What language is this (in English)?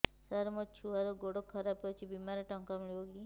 Odia